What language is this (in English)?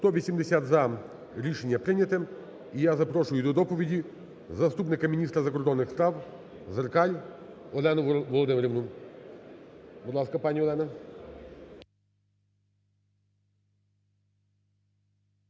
Ukrainian